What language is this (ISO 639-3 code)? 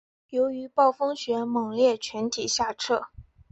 zho